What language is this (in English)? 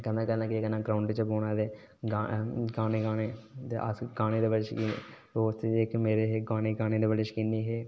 Dogri